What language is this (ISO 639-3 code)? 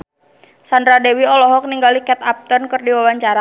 sun